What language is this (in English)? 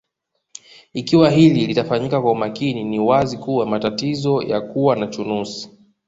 Swahili